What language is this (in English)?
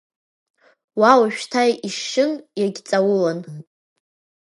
Abkhazian